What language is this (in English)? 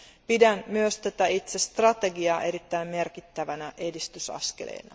Finnish